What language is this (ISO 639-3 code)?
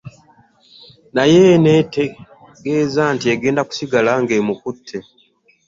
lug